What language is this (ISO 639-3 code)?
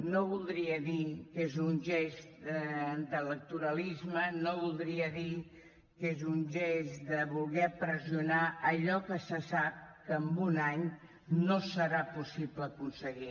cat